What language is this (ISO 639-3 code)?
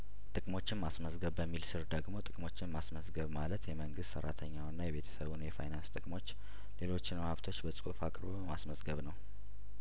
amh